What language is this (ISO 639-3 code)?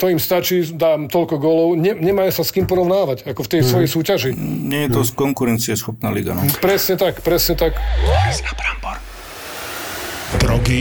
slk